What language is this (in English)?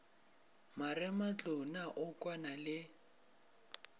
Northern Sotho